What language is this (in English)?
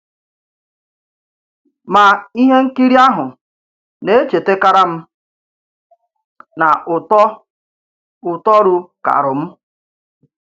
Igbo